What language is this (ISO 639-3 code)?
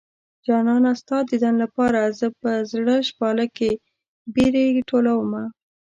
pus